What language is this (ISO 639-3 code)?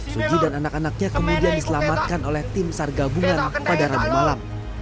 ind